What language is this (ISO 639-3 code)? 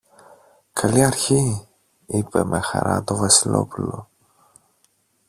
ell